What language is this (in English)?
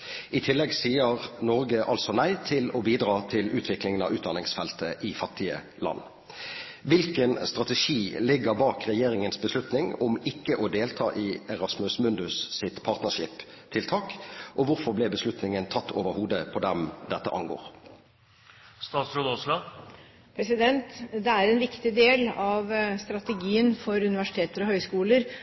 Norwegian Bokmål